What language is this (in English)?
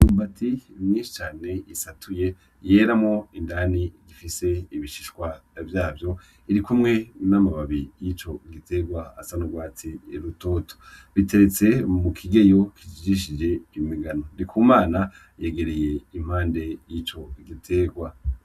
Rundi